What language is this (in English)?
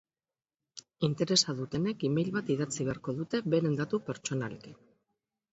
Basque